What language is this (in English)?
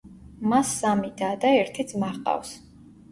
Georgian